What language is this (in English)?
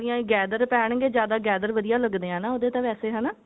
Punjabi